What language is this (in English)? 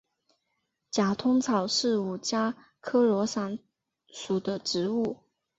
Chinese